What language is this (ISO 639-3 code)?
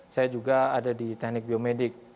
ind